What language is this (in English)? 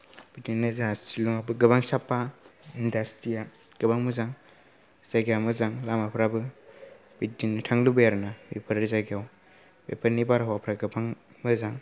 Bodo